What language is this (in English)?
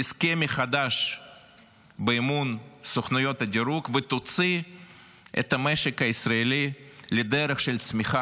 Hebrew